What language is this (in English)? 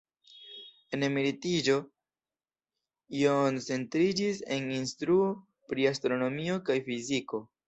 Esperanto